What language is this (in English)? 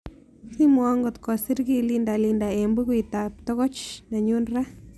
Kalenjin